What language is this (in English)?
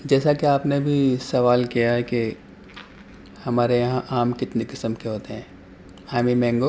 Urdu